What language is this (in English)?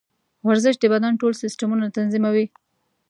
Pashto